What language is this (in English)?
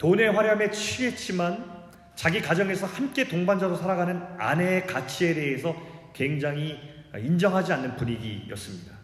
Korean